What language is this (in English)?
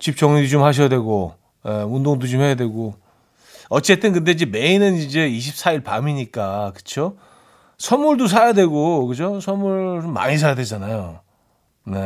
Korean